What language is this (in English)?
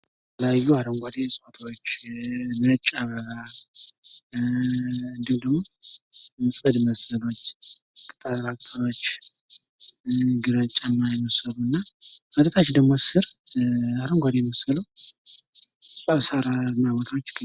Amharic